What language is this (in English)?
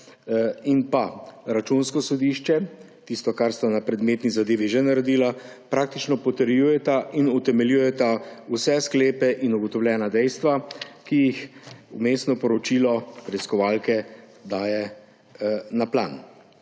Slovenian